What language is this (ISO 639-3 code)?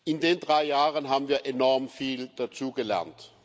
deu